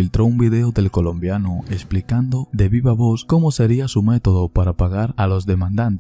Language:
Spanish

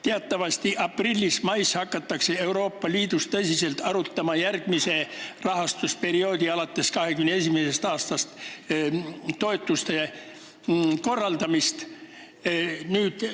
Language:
Estonian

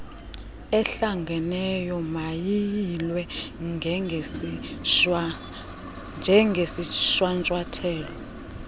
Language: Xhosa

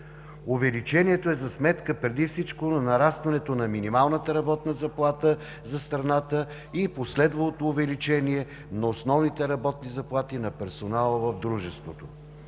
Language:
Bulgarian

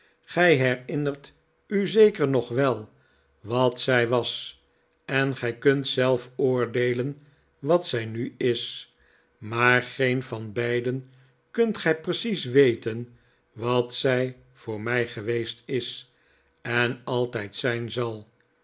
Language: Dutch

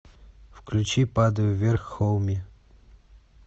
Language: Russian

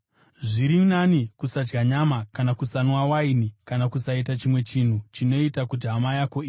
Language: Shona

